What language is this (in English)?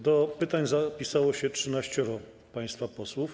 Polish